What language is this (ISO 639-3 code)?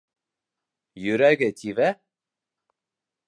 bak